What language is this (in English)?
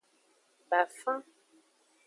Aja (Benin)